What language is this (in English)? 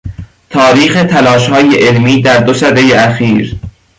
Persian